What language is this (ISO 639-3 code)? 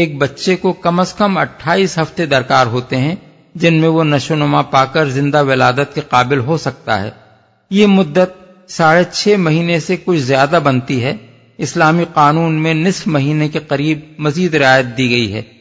urd